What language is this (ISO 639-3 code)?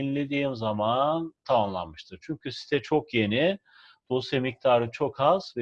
tur